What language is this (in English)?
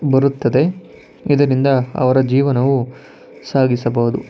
Kannada